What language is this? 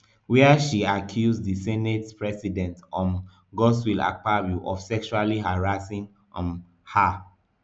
Nigerian Pidgin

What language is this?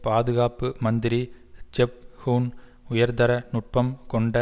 Tamil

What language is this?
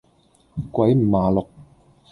Cantonese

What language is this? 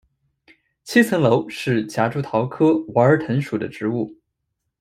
Chinese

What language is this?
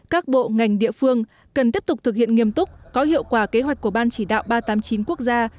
Vietnamese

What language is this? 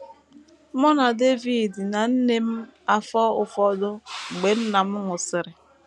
Igbo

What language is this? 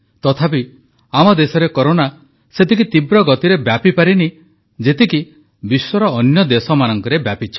Odia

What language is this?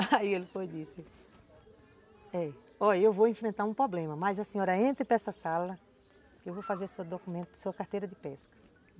Portuguese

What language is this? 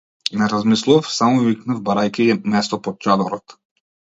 Macedonian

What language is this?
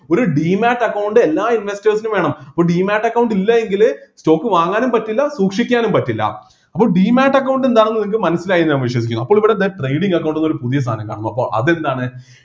Malayalam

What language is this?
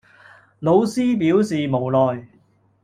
Cantonese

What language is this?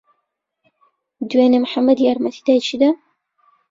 Central Kurdish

